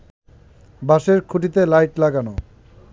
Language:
Bangla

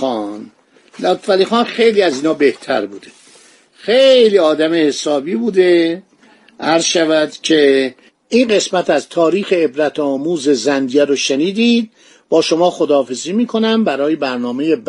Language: Persian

